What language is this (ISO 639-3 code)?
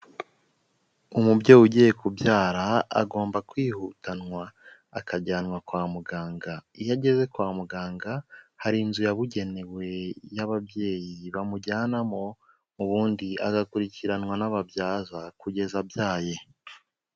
kin